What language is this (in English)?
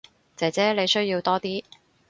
Cantonese